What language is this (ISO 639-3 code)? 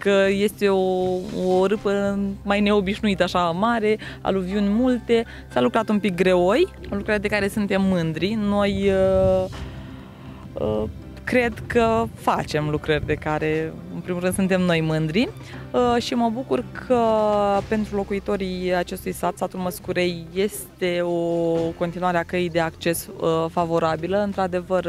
ron